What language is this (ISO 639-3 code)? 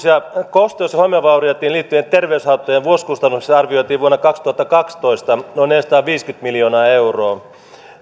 fin